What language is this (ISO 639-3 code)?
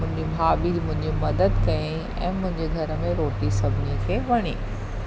snd